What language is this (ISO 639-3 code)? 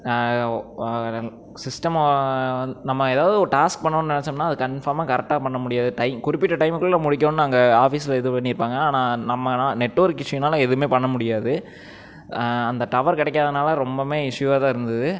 tam